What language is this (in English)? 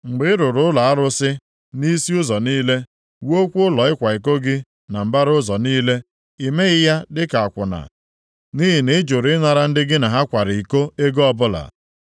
Igbo